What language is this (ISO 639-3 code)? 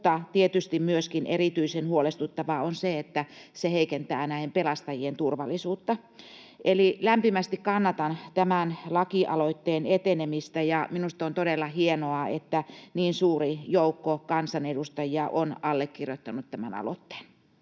fin